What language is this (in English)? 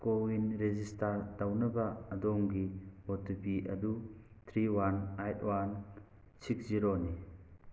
Manipuri